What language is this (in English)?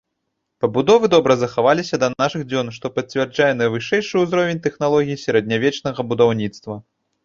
Belarusian